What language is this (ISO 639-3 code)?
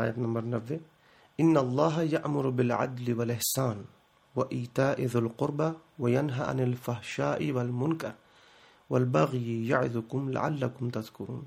urd